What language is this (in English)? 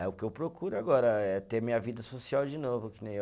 Portuguese